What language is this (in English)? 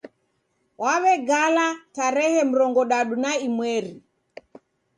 Taita